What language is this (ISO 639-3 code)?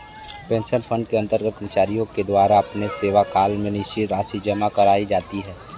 hin